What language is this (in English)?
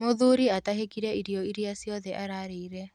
Kikuyu